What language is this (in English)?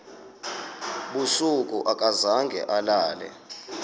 Xhosa